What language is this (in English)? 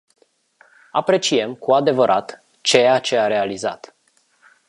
Romanian